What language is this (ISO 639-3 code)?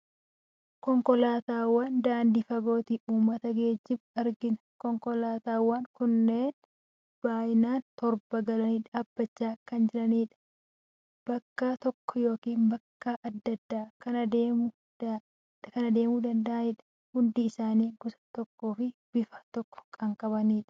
orm